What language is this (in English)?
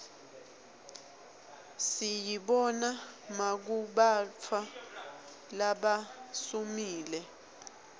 Swati